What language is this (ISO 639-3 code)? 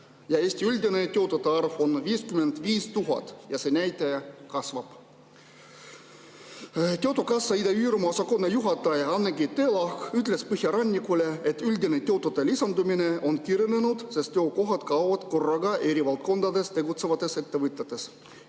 est